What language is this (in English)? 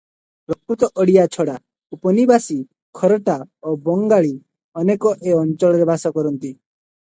Odia